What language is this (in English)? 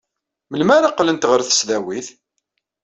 Kabyle